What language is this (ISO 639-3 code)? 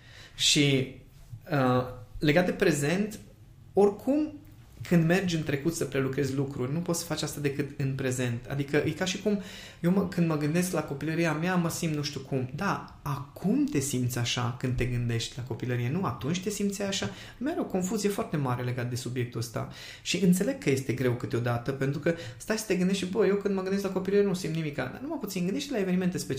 ron